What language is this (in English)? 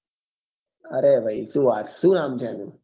Gujarati